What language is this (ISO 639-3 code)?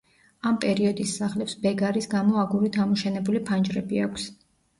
kat